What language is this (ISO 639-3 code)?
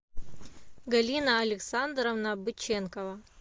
rus